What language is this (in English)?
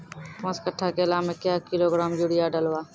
Maithili